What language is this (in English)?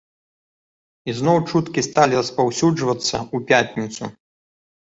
Belarusian